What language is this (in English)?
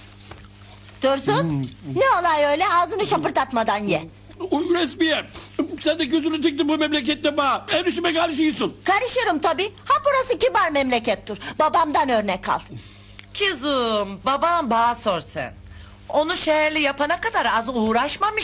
Turkish